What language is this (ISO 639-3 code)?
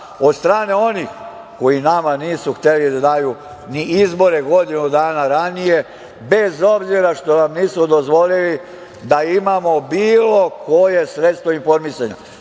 srp